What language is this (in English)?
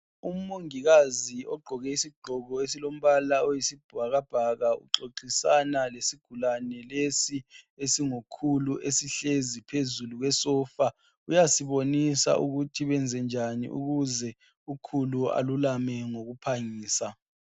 North Ndebele